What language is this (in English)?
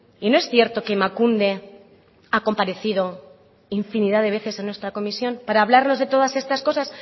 Spanish